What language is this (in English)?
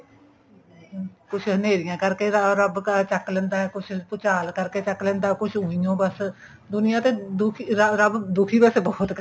Punjabi